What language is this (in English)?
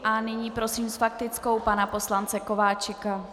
Czech